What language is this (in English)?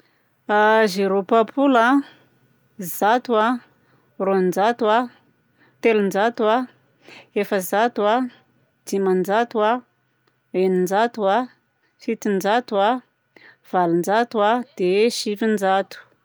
Southern Betsimisaraka Malagasy